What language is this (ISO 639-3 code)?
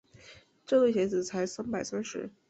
zho